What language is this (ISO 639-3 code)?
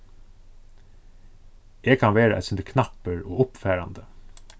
fao